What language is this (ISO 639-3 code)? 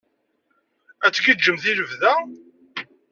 kab